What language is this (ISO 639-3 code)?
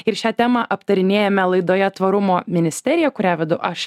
lit